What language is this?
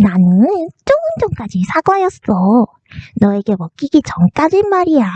Korean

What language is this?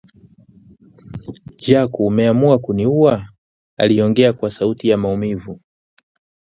Swahili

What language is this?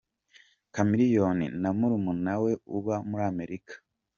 Kinyarwanda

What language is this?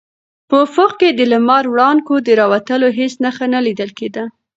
Pashto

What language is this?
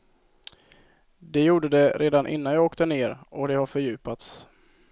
Swedish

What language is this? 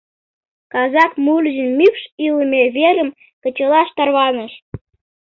Mari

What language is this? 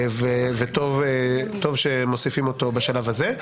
Hebrew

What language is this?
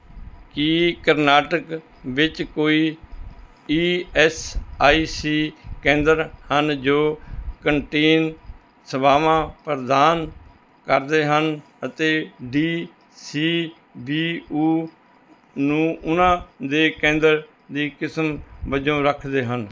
Punjabi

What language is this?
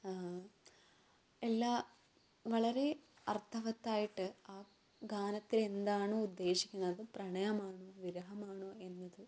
Malayalam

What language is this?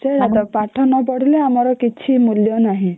Odia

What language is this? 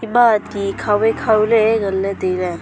Wancho Naga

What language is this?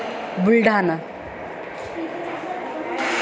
Sanskrit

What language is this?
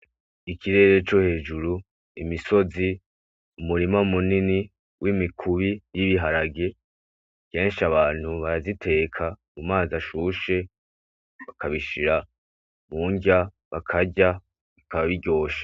Rundi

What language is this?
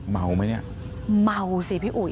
Thai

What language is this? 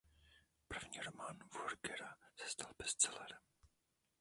Czech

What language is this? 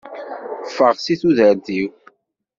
Kabyle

